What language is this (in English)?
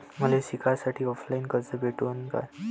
Marathi